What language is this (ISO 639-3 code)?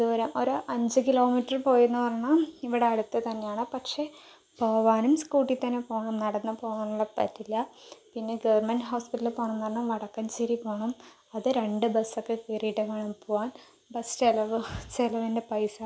mal